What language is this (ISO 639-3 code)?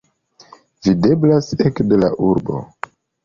epo